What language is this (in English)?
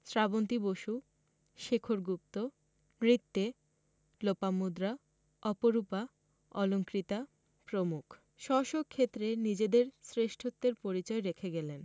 Bangla